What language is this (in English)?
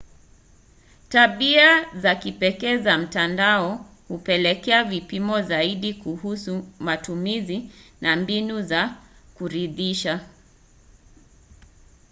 Swahili